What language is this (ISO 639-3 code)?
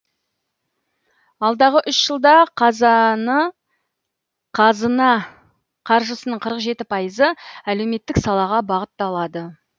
kaz